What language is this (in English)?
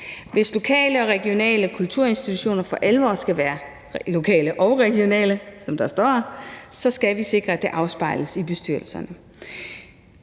Danish